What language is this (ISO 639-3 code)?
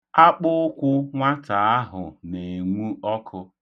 ibo